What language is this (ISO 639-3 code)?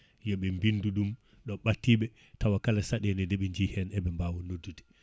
ful